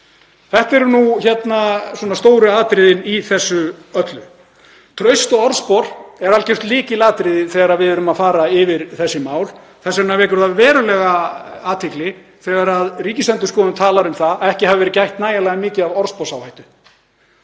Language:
Icelandic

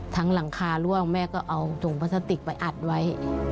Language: Thai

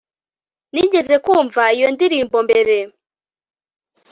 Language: Kinyarwanda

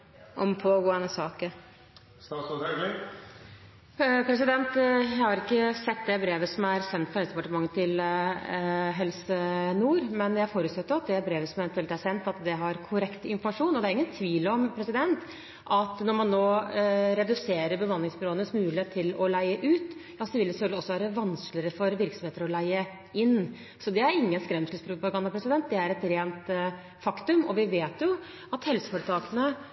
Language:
Norwegian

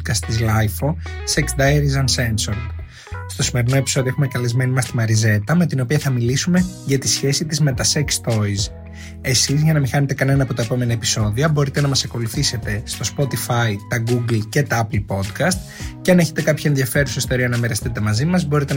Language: Greek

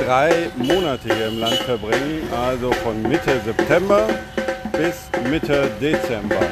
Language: German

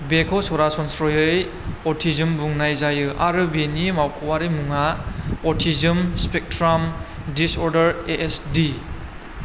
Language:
Bodo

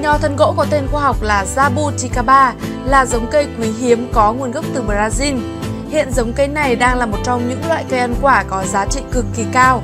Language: Vietnamese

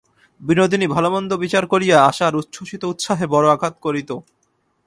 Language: Bangla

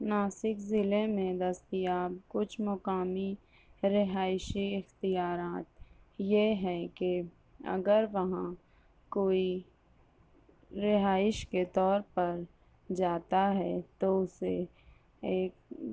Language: Urdu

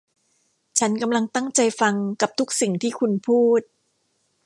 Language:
Thai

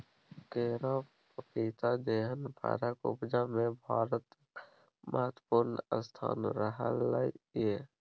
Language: Maithili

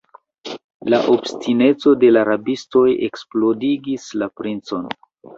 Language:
Esperanto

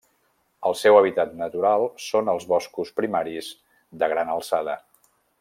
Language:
Catalan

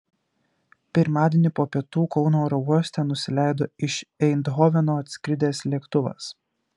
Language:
Lithuanian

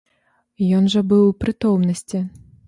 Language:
Belarusian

